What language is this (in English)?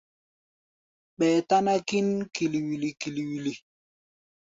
Gbaya